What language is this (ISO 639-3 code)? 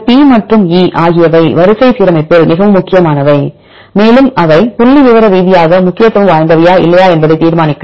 tam